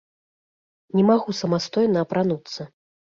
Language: Belarusian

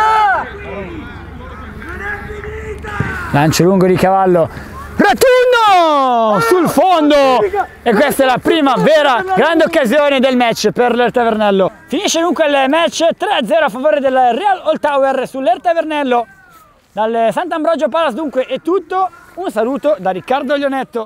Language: Italian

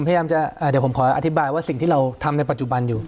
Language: Thai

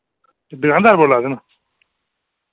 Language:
Dogri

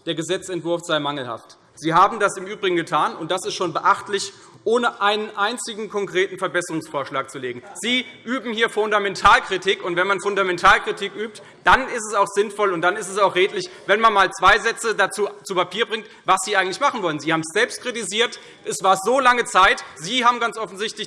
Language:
German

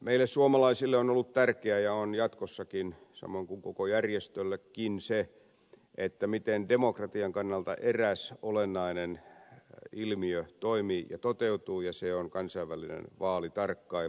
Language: Finnish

